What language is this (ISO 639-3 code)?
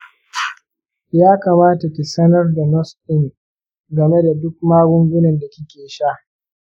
hau